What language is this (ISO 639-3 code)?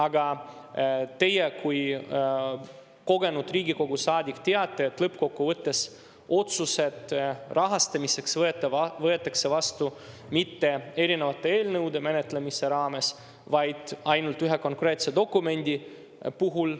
est